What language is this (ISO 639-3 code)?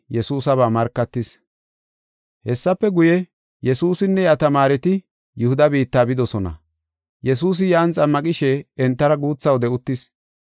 gof